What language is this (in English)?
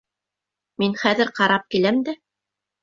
Bashkir